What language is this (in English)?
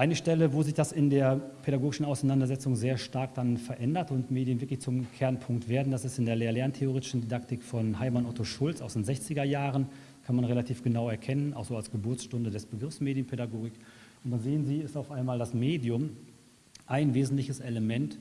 German